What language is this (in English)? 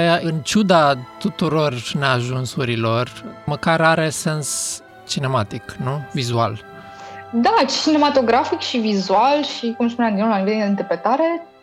Romanian